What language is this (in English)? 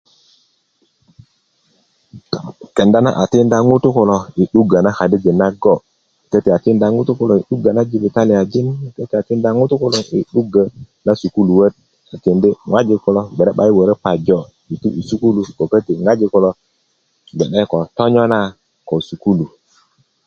Kuku